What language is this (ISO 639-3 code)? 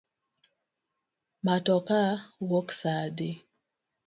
luo